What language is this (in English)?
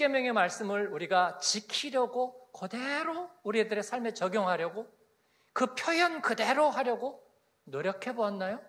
Korean